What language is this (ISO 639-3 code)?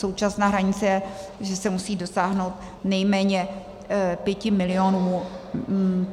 ces